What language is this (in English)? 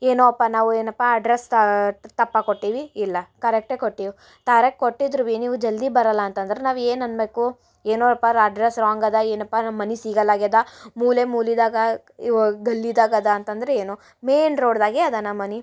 Kannada